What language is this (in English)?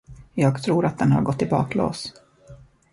Swedish